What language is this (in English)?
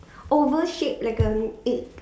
English